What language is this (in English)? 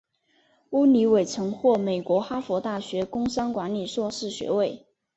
Chinese